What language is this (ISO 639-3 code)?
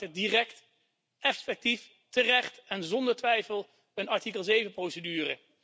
nld